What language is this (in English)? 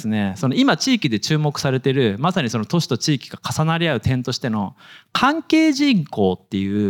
Japanese